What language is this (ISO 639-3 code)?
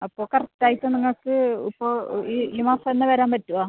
mal